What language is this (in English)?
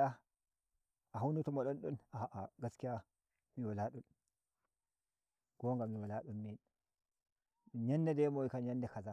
Nigerian Fulfulde